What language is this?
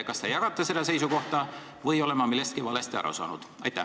Estonian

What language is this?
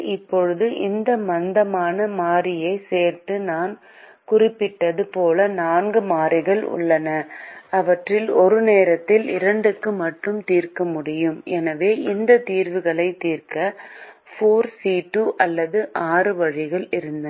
Tamil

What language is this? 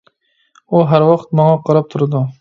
Uyghur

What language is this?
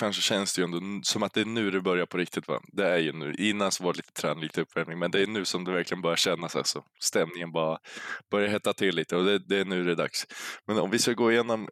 Swedish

